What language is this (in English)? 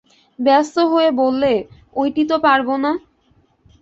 Bangla